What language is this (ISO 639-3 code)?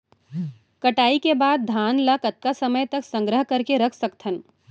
hne